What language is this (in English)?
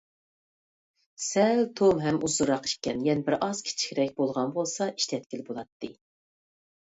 Uyghur